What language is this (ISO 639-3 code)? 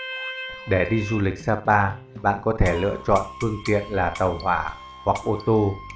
vie